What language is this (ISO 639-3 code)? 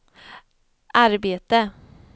swe